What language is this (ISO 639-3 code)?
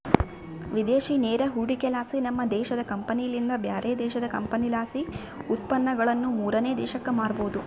kan